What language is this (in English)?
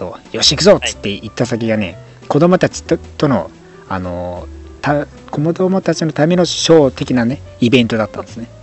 Japanese